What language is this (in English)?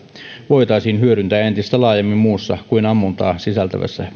Finnish